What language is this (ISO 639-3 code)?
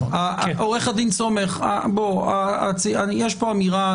heb